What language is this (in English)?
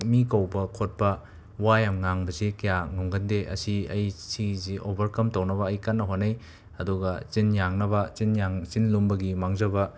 Manipuri